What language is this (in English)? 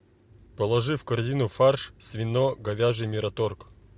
Russian